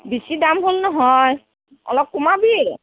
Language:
Assamese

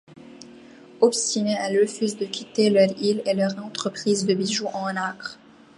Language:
French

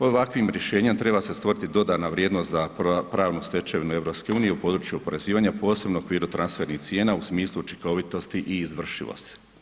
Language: Croatian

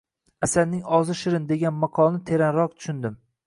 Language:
Uzbek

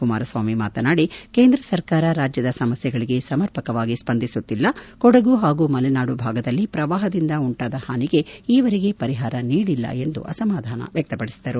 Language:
Kannada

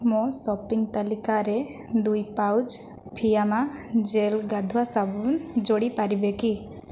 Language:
Odia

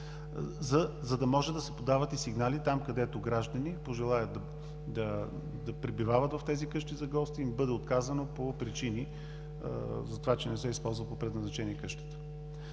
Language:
Bulgarian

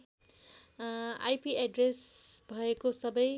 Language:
Nepali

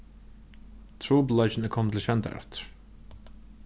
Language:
Faroese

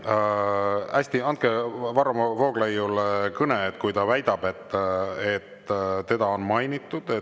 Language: Estonian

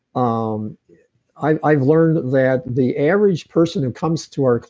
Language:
English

